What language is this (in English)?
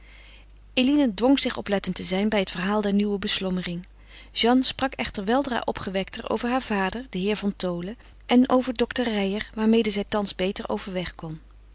Dutch